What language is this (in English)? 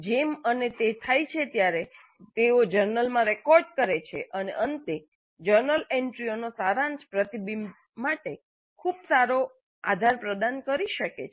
Gujarati